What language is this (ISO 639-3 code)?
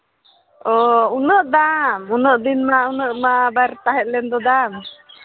sat